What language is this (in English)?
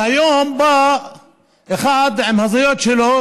Hebrew